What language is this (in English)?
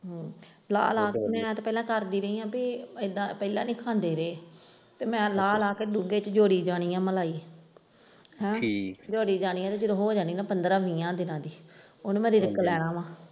Punjabi